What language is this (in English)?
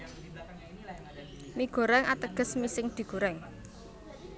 Javanese